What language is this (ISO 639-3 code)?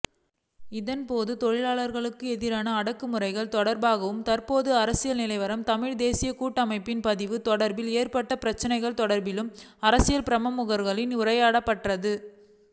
tam